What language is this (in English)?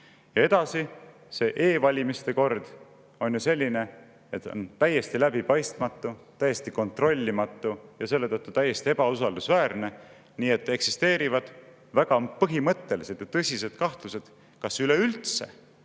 Estonian